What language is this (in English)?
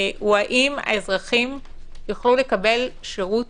Hebrew